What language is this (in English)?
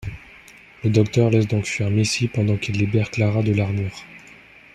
French